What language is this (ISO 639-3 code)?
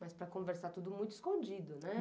por